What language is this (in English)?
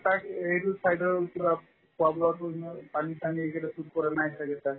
Assamese